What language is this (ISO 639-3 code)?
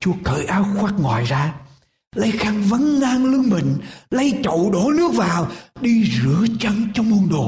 vie